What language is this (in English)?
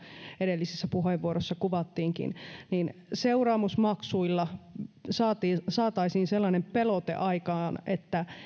Finnish